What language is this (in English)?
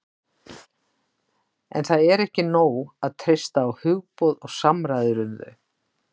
Icelandic